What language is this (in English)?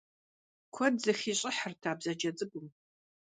Kabardian